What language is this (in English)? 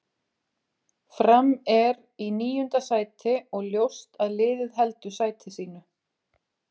Icelandic